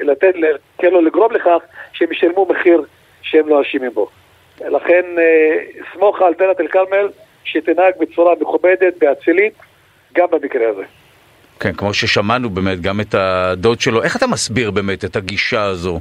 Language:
Hebrew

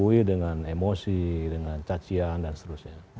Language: Indonesian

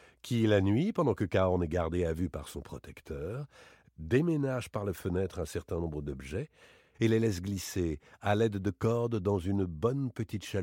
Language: French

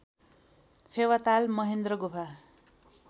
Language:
Nepali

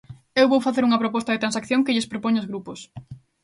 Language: Galician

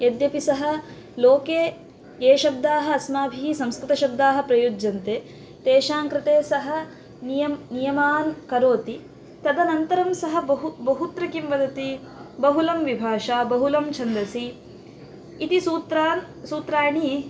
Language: Sanskrit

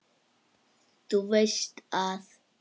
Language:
Icelandic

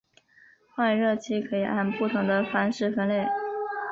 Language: Chinese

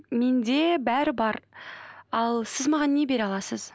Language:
Kazakh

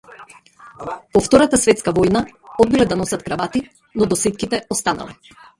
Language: Macedonian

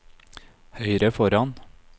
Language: Norwegian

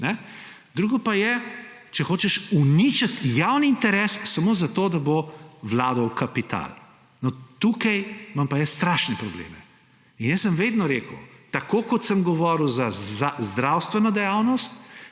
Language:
Slovenian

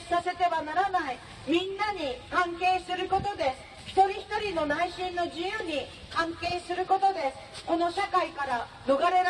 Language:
Japanese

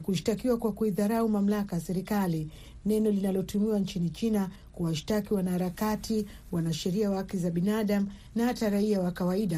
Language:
Swahili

